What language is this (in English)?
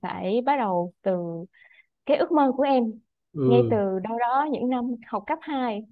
Vietnamese